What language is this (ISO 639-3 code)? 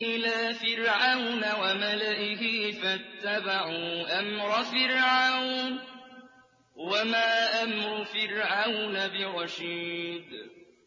ara